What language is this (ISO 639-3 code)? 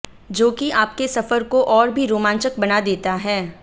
hin